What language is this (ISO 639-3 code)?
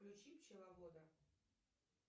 rus